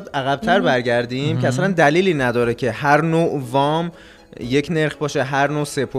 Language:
Persian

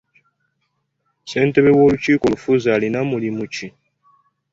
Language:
Ganda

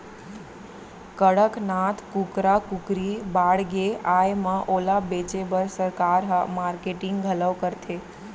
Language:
Chhattisgarhi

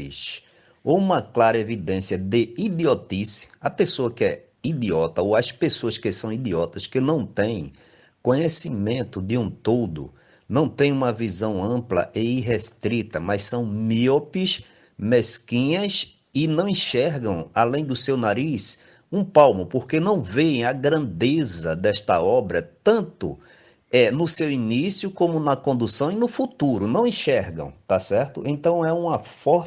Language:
Portuguese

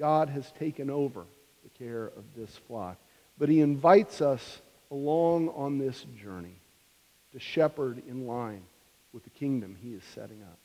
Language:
English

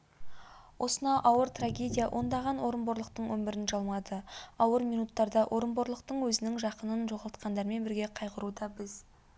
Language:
Kazakh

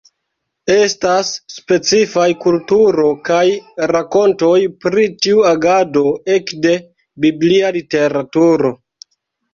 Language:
Esperanto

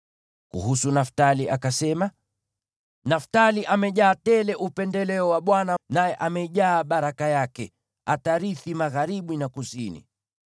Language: Swahili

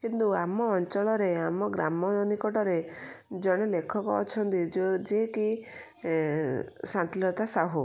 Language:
Odia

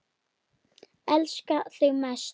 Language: Icelandic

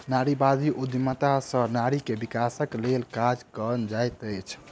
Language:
Maithili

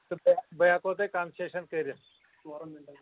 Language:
Kashmiri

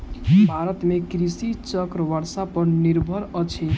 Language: Maithili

